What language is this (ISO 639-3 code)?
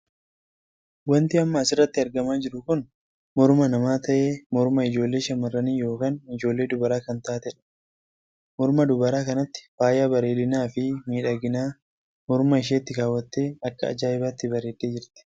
orm